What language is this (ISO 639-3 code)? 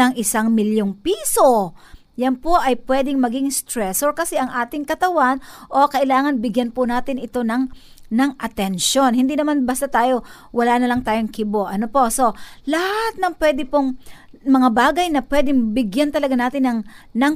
fil